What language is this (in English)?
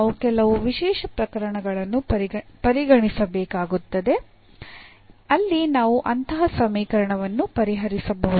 Kannada